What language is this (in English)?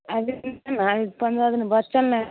Maithili